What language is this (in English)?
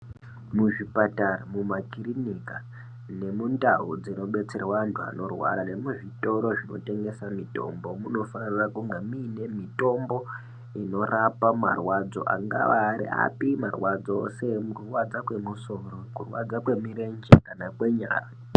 Ndau